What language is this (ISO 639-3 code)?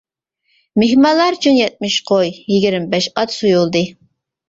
uig